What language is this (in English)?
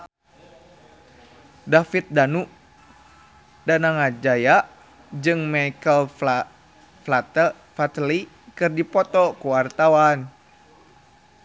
Sundanese